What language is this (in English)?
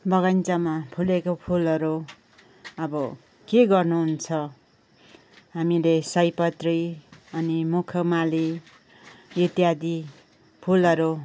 Nepali